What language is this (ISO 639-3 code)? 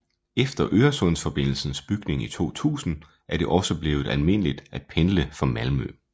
dan